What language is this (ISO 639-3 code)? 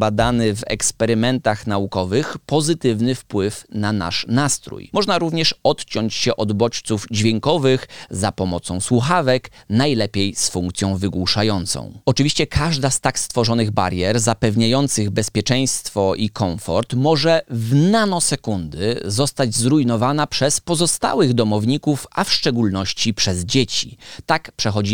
pol